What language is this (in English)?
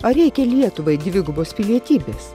Lithuanian